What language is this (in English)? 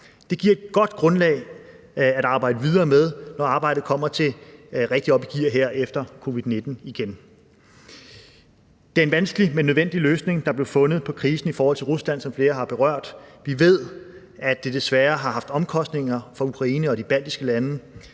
Danish